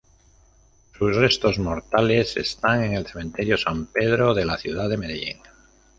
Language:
Spanish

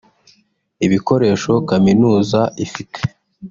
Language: Kinyarwanda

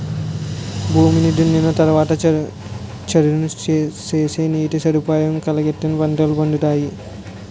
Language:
Telugu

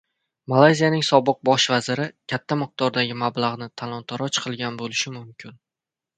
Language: Uzbek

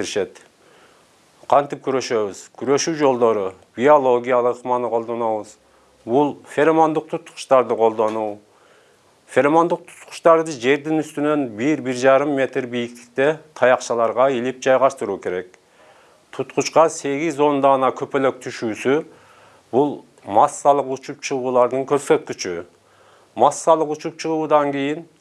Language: Turkish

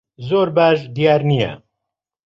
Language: Central Kurdish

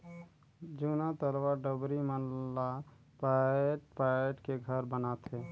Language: Chhattisgarhi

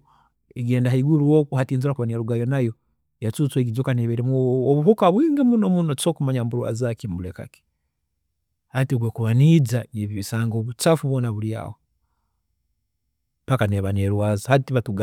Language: Tooro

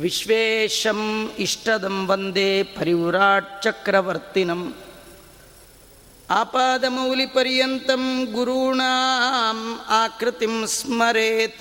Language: Kannada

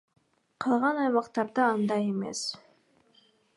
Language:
Kyrgyz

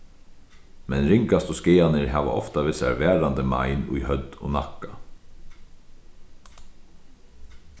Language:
Faroese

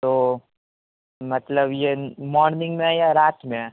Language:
Urdu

